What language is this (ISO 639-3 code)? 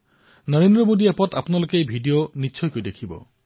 asm